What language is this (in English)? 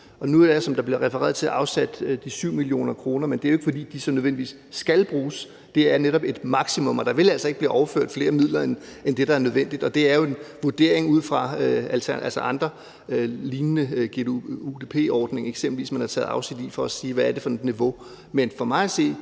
Danish